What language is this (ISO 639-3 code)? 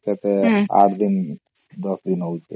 ori